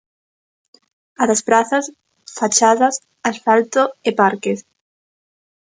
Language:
Galician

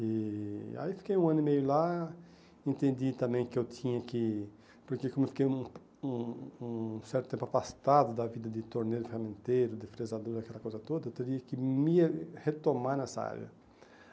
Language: Portuguese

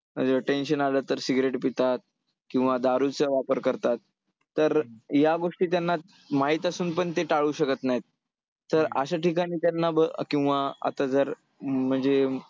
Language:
Marathi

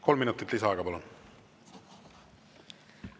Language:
Estonian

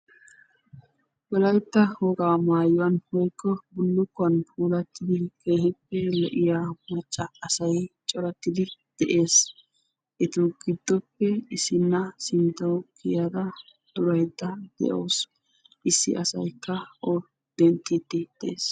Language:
Wolaytta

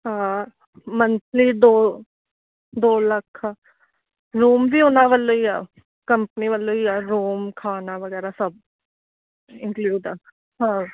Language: Punjabi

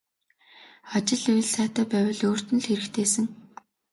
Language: Mongolian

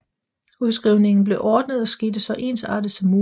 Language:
Danish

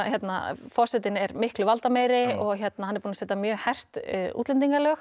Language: Icelandic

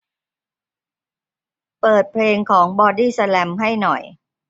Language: Thai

